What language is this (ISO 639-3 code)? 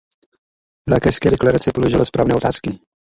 ces